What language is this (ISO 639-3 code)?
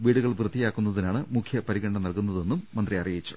mal